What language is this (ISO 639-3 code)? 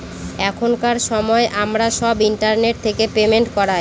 ben